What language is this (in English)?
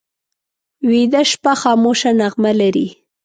Pashto